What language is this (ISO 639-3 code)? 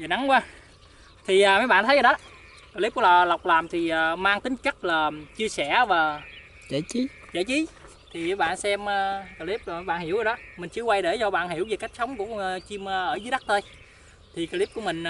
vie